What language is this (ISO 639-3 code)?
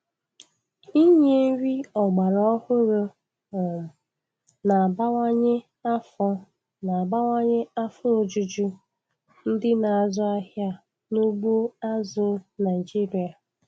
ibo